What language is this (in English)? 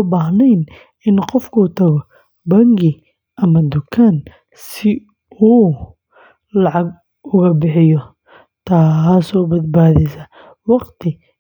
Somali